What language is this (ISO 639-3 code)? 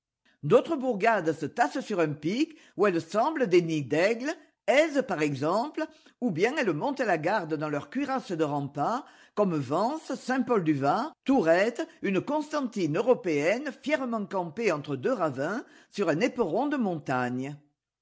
fra